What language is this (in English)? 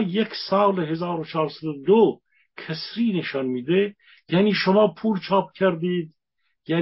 Persian